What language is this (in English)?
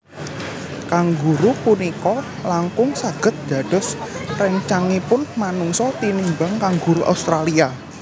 Javanese